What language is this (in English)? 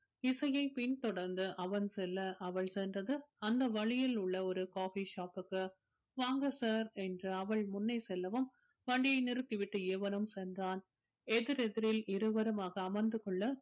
Tamil